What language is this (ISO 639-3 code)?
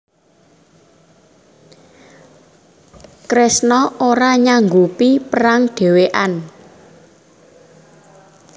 jav